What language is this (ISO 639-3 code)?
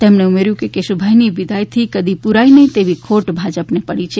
guj